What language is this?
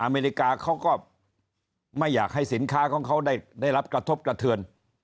Thai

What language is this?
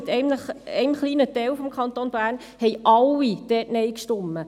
Swiss German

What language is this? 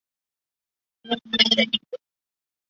Chinese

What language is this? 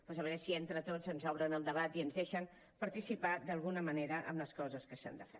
Catalan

